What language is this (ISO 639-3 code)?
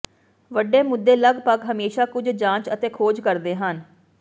pan